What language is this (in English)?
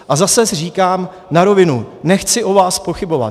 Czech